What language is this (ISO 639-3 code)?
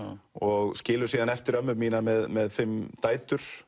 isl